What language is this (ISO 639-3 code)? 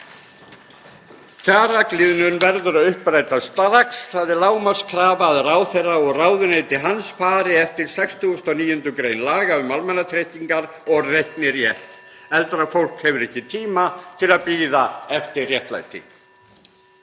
isl